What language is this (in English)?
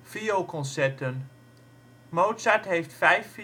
Dutch